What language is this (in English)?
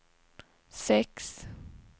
Swedish